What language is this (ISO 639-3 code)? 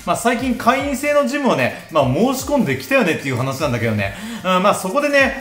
jpn